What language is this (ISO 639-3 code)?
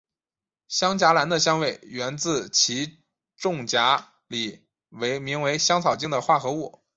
zho